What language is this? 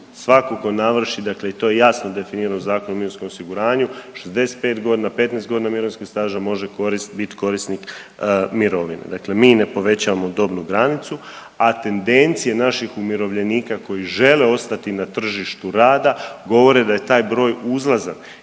Croatian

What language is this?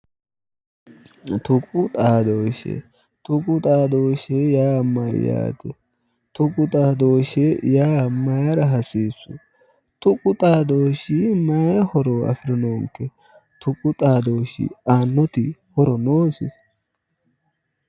Sidamo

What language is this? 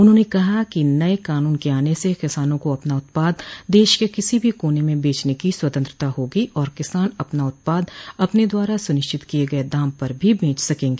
Hindi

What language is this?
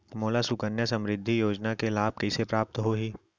Chhattisgarhi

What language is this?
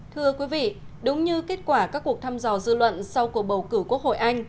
Vietnamese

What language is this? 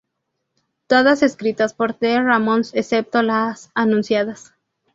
Spanish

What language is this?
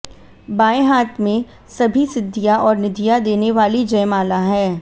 Hindi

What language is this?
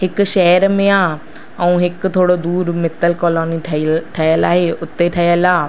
Sindhi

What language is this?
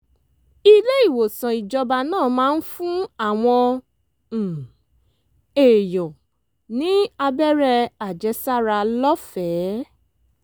Yoruba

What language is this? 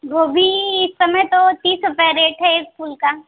Hindi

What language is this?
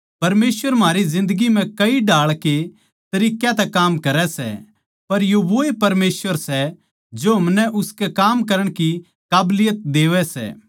Haryanvi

